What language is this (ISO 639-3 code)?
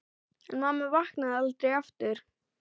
isl